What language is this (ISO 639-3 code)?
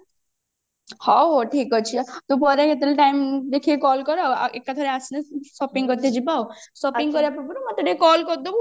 ori